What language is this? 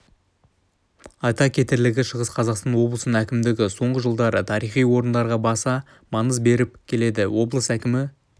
Kazakh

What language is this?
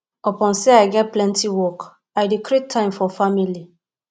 Nigerian Pidgin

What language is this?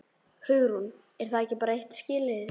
Icelandic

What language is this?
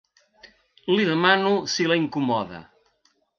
Catalan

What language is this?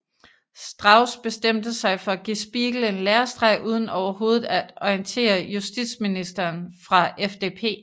Danish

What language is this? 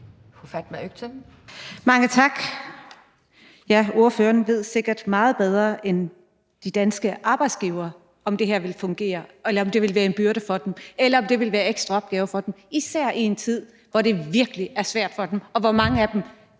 Danish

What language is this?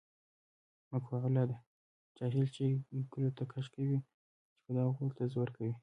Pashto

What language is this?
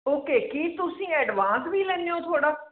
Punjabi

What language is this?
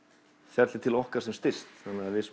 Icelandic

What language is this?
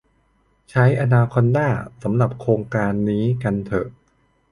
Thai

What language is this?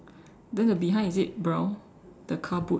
English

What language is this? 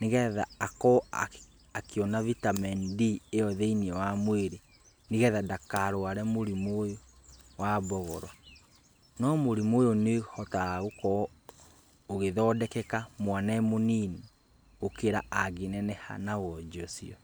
Kikuyu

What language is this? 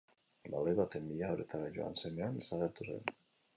Basque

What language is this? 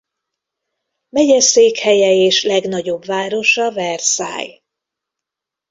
Hungarian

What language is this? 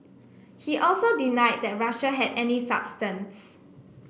English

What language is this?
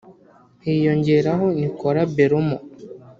Kinyarwanda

